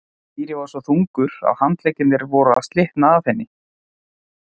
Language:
Icelandic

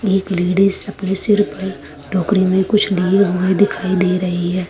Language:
Hindi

